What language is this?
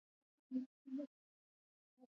Pashto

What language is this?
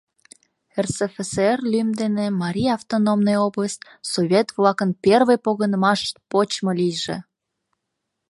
Mari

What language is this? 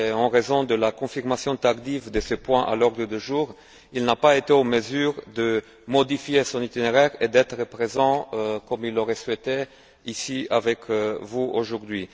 French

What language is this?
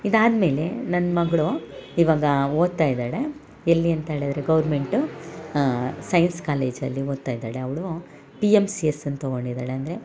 Kannada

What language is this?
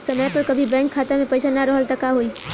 Bhojpuri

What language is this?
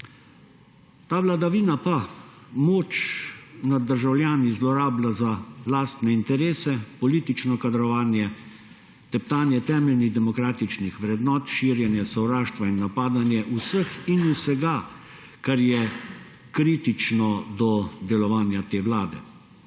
Slovenian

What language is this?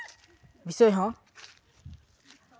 Santali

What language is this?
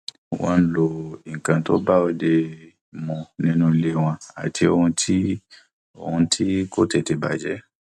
Yoruba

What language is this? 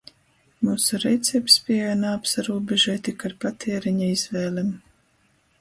Latgalian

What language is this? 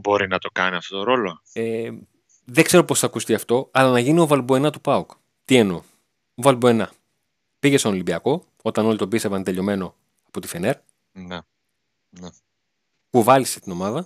Greek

